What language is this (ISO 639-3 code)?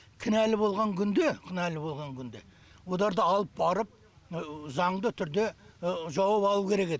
kaz